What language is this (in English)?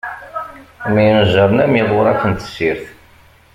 Kabyle